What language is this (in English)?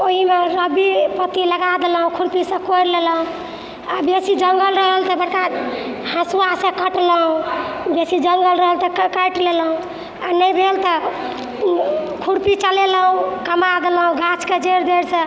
Maithili